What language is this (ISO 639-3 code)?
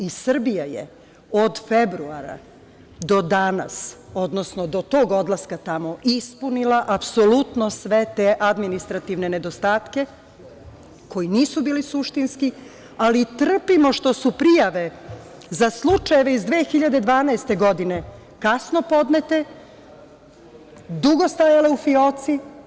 srp